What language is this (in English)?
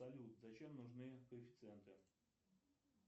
Russian